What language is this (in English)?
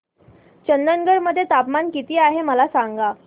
Marathi